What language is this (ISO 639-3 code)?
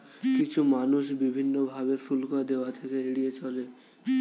ben